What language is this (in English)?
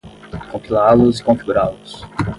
Portuguese